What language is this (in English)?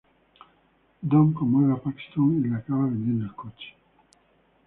Spanish